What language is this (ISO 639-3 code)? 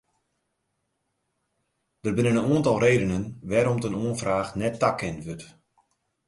fry